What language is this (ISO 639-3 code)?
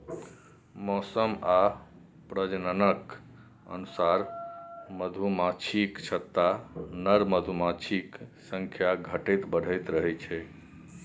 mai